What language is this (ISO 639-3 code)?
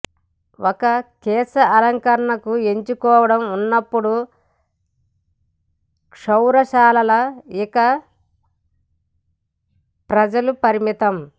tel